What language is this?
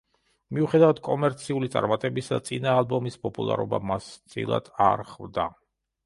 Georgian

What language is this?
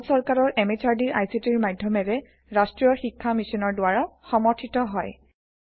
Assamese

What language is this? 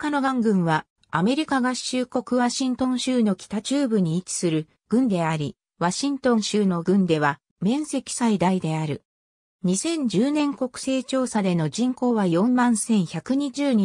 Japanese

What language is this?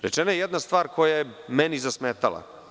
Serbian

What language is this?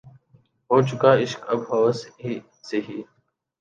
Urdu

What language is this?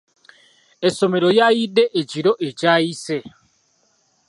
Ganda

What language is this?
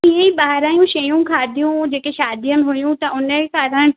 Sindhi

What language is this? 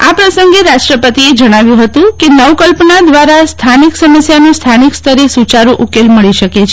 Gujarati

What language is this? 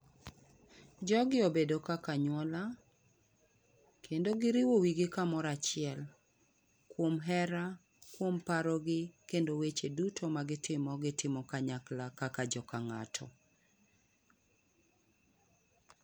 Luo (Kenya and Tanzania)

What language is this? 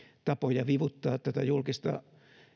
Finnish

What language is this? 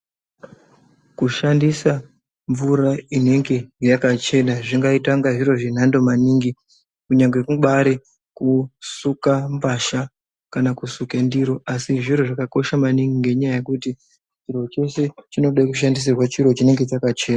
Ndau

